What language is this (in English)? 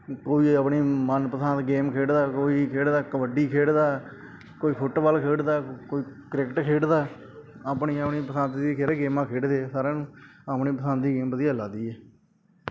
Punjabi